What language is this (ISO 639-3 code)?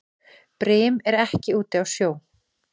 isl